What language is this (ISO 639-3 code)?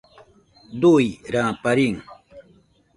hux